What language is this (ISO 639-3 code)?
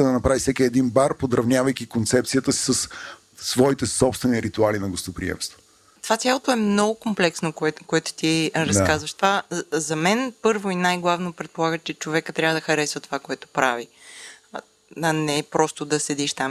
bul